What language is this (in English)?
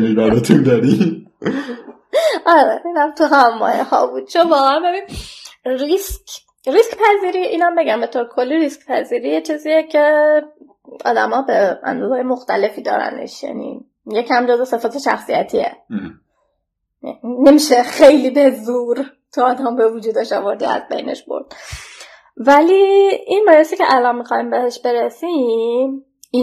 Persian